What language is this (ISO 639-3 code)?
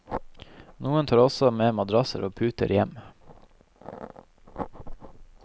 nor